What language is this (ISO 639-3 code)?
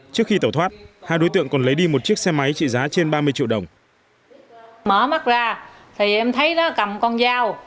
vie